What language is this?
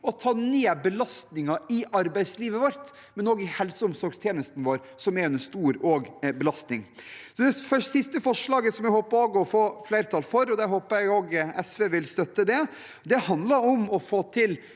Norwegian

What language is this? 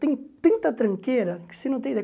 Portuguese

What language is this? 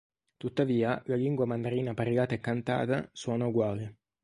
Italian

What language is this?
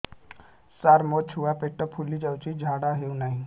Odia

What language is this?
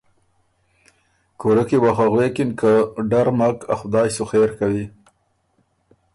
Ormuri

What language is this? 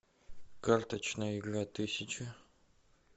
Russian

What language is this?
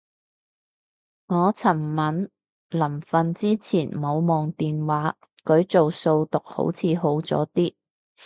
Cantonese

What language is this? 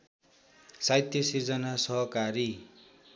Nepali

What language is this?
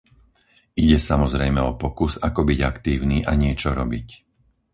Slovak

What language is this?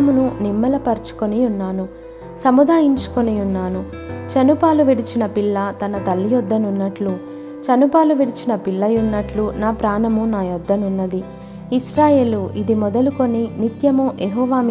Telugu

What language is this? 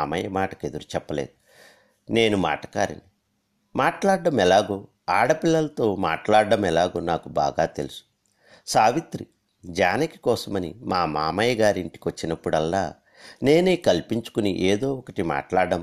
Telugu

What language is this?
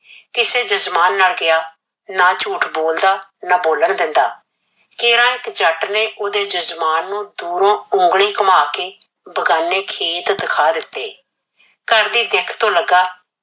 Punjabi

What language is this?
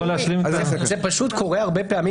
Hebrew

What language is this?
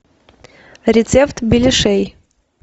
Russian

